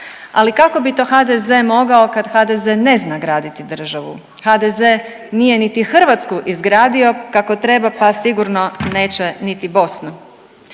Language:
Croatian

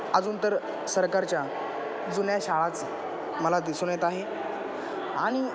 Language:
Marathi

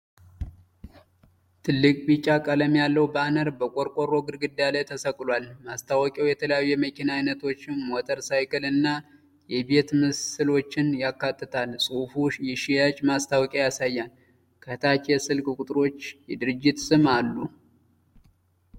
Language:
Amharic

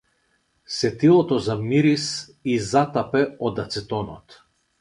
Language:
Macedonian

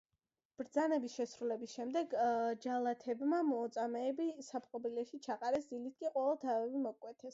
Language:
Georgian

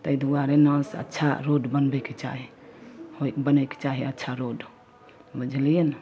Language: Maithili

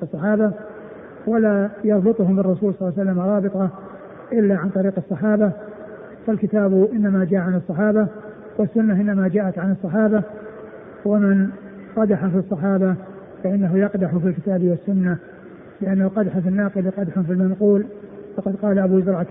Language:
Arabic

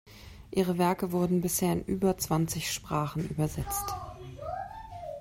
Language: German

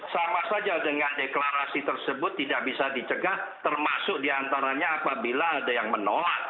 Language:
Indonesian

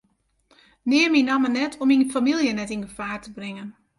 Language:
Western Frisian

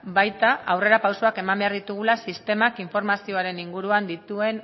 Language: Basque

